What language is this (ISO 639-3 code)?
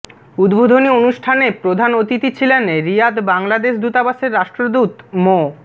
ben